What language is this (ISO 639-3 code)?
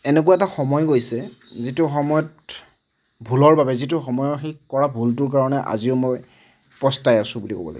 asm